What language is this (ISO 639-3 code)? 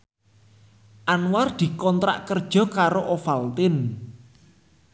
jav